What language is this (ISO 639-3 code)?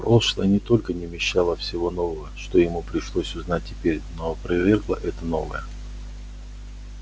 rus